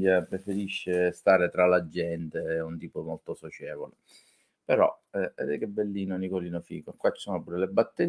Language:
Italian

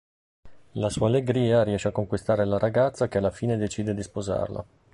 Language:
Italian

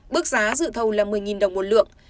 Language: Vietnamese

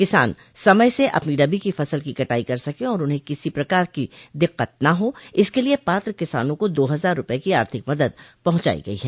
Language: Hindi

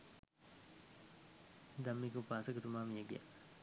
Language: Sinhala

